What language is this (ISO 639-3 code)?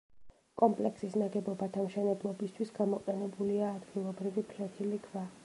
kat